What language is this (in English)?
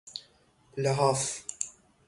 Persian